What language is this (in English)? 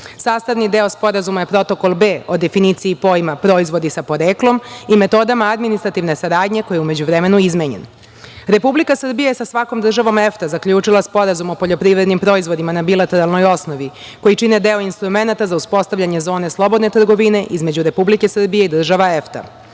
Serbian